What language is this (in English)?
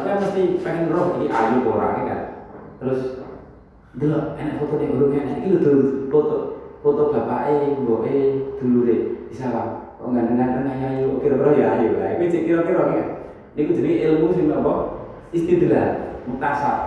Indonesian